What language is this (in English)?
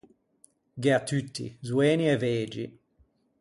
Ligurian